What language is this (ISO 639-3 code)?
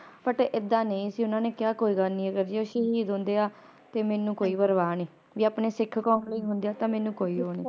pan